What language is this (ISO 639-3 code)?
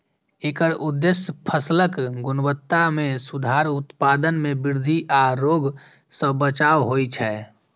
mai